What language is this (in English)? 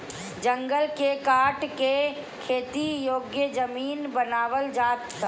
Bhojpuri